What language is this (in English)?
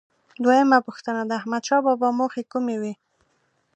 Pashto